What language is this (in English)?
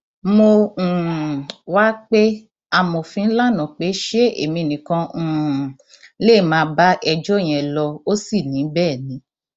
Yoruba